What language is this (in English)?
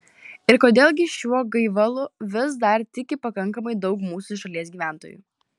Lithuanian